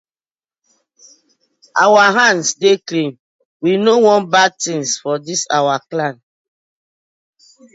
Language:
Nigerian Pidgin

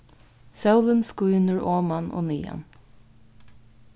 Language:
Faroese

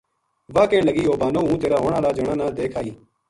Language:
Gujari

